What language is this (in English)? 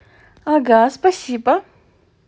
Russian